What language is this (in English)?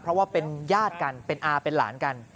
Thai